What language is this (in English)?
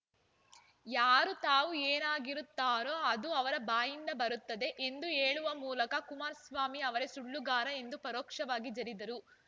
Kannada